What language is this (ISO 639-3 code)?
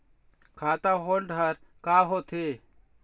hne